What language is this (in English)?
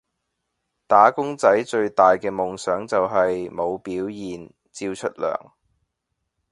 Cantonese